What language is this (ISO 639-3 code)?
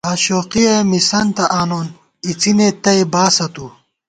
gwt